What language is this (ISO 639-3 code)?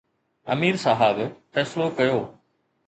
snd